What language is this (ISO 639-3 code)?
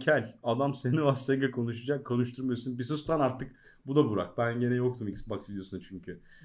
tur